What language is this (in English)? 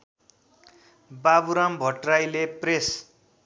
Nepali